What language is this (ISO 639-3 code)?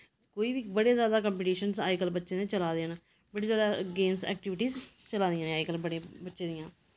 doi